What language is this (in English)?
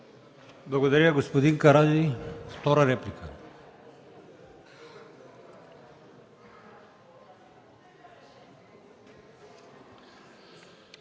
Bulgarian